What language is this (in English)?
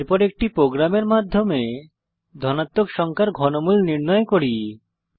Bangla